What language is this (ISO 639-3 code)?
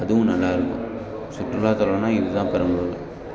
tam